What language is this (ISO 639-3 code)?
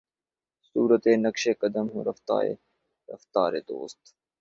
urd